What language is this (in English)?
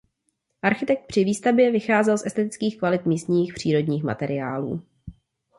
Czech